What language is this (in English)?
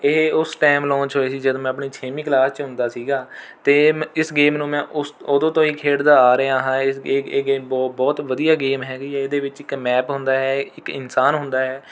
Punjabi